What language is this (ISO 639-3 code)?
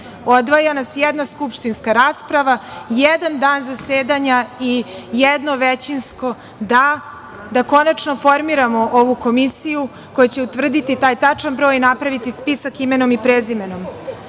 srp